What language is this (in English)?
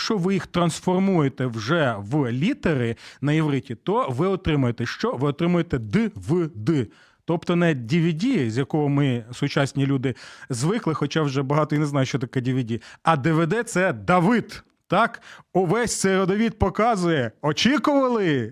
Ukrainian